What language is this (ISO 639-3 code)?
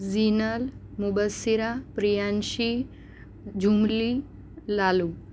guj